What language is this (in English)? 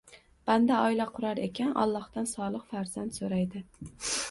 Uzbek